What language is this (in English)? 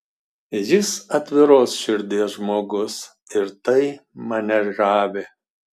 Lithuanian